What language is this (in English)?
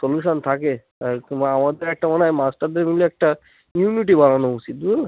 Bangla